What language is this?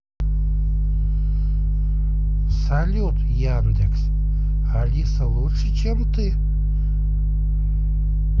Russian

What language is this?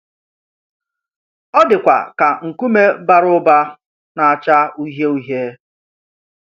Igbo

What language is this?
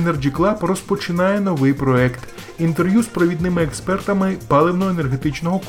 Ukrainian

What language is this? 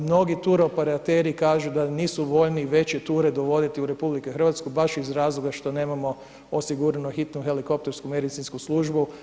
Croatian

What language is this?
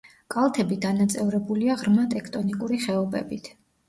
Georgian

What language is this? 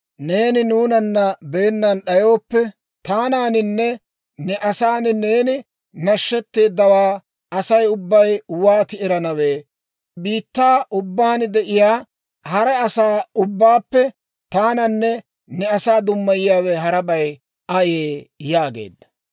Dawro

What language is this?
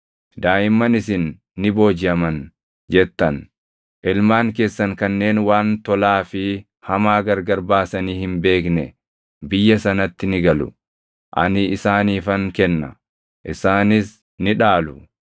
Oromo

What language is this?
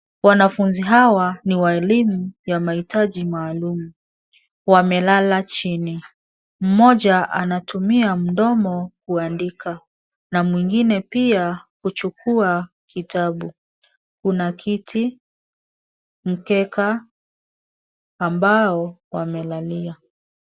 Swahili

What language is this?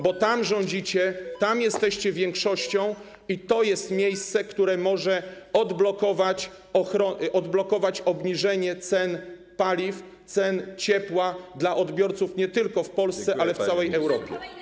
Polish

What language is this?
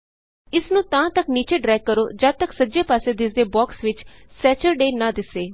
Punjabi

